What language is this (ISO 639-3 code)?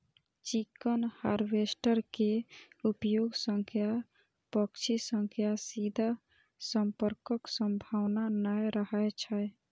mai